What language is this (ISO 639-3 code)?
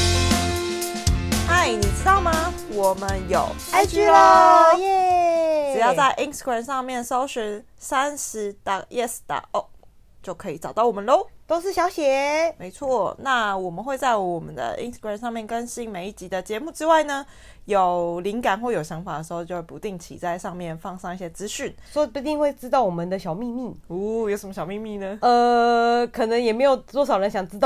zho